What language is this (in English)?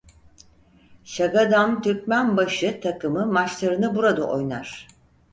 Turkish